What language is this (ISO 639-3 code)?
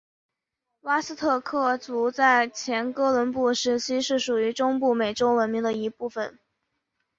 zho